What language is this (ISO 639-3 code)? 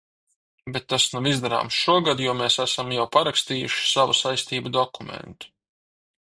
lav